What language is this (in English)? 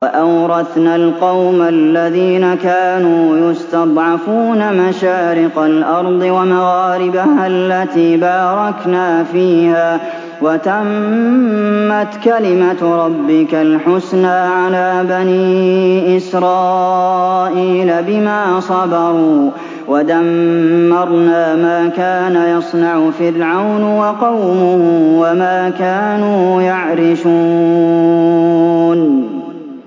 Arabic